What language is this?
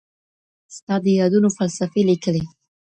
Pashto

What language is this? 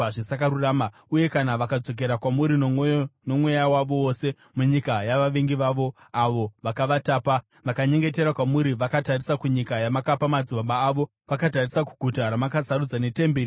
Shona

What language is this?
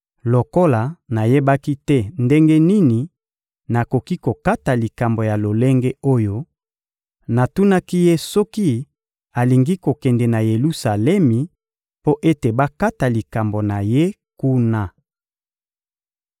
Lingala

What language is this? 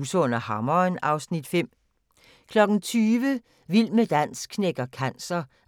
Danish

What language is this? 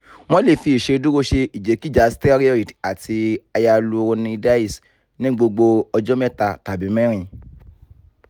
Yoruba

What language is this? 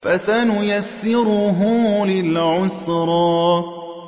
Arabic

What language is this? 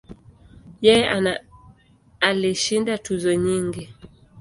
Swahili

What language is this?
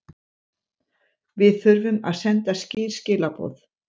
Icelandic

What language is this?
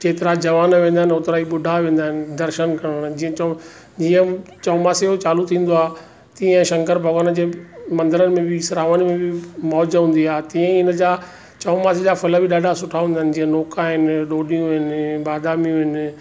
Sindhi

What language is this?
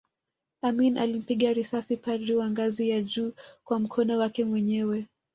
Swahili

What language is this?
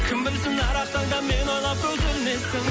Kazakh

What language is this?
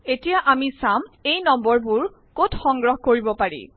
Assamese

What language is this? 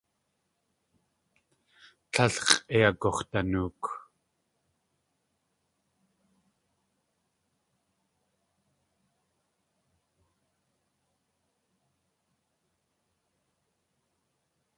Tlingit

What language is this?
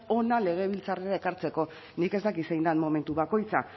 Basque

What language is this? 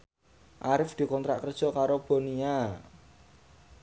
Javanese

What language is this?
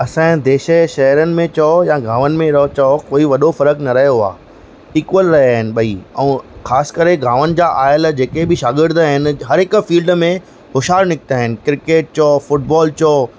Sindhi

